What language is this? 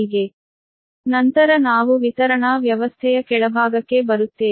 Kannada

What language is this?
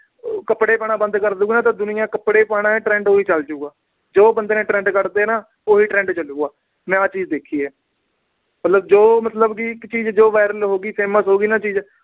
Punjabi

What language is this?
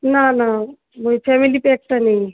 Bangla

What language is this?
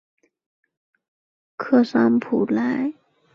Chinese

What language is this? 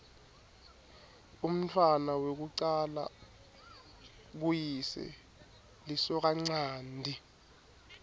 Swati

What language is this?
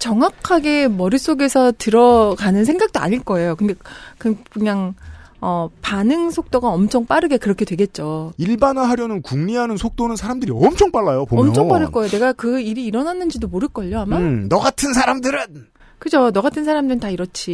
Korean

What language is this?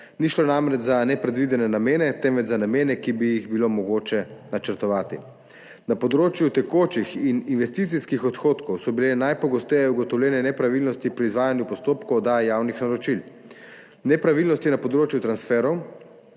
Slovenian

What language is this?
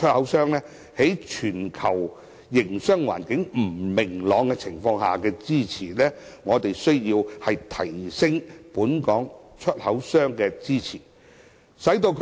Cantonese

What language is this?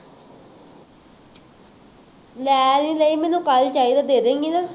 Punjabi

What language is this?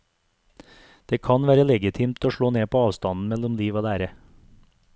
Norwegian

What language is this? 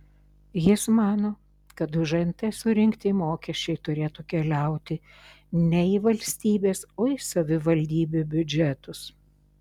Lithuanian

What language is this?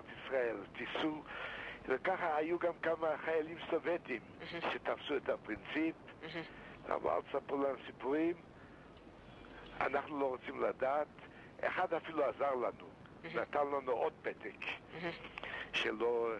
Hebrew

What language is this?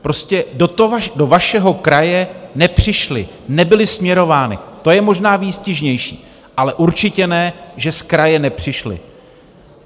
Czech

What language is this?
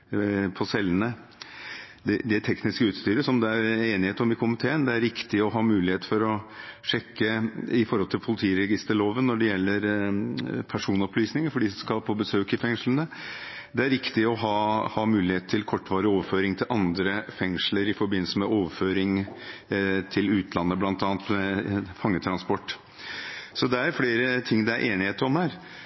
Norwegian Bokmål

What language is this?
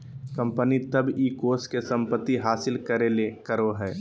Magahi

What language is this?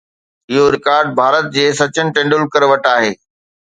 Sindhi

